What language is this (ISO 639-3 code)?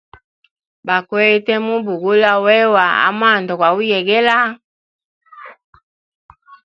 hem